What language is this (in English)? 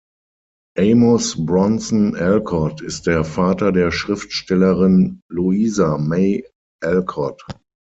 German